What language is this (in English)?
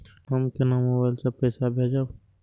Maithili